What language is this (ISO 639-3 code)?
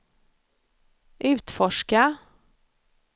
swe